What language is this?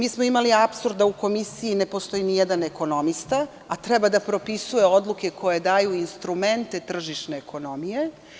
Serbian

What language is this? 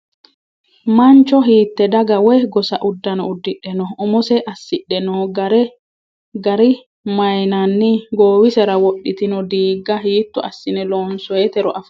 Sidamo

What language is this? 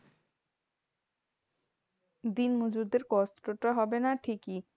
Bangla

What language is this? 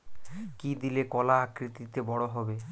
Bangla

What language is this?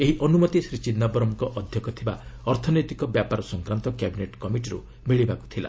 Odia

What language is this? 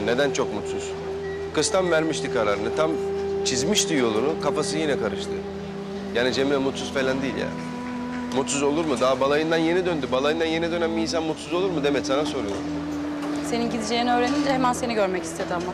Turkish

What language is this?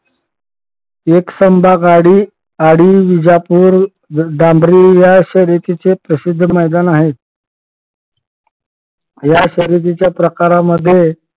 Marathi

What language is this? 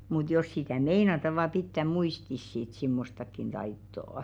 Finnish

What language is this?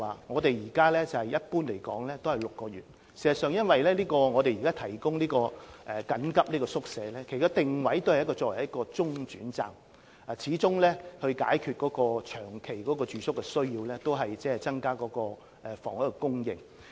Cantonese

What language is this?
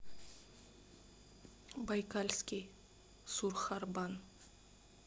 Russian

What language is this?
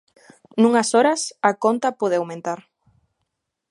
Galician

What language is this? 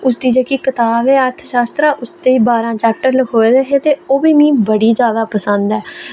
Dogri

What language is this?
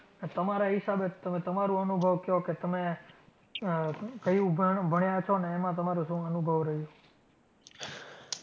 Gujarati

